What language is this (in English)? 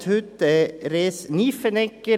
Swiss German